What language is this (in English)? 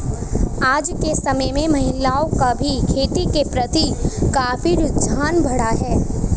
Hindi